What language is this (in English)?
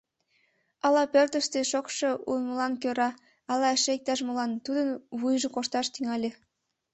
Mari